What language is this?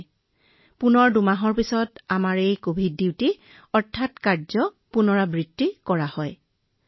Assamese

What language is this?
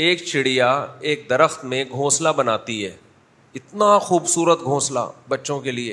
Urdu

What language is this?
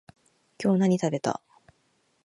Japanese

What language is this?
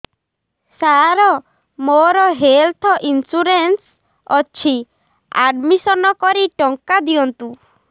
Odia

